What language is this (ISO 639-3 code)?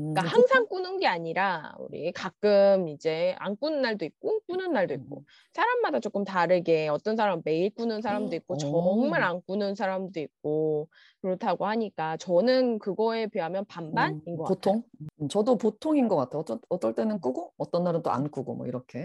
kor